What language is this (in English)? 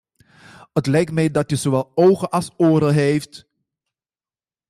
Dutch